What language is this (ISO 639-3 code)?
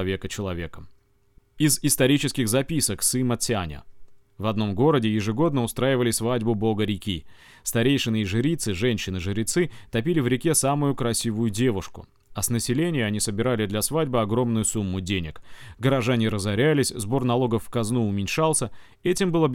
rus